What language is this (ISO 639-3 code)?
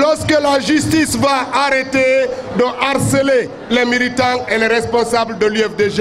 fra